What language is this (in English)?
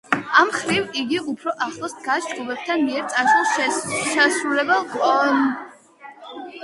Georgian